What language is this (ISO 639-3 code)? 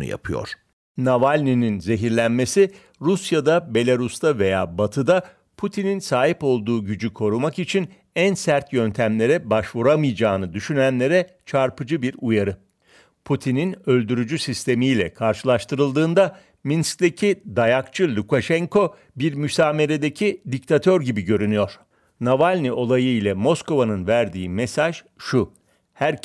tur